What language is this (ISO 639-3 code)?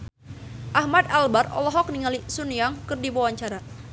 sun